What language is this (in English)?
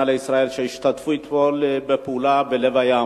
Hebrew